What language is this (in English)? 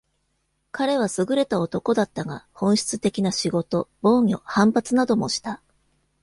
Japanese